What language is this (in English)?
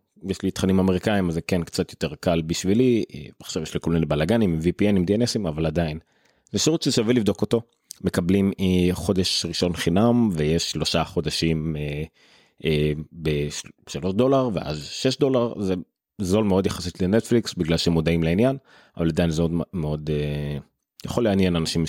Hebrew